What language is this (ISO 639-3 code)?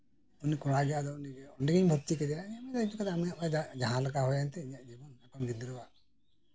sat